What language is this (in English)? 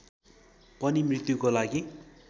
Nepali